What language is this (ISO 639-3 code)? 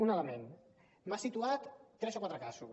cat